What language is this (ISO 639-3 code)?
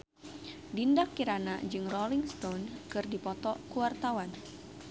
sun